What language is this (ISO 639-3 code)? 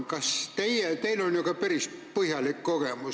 est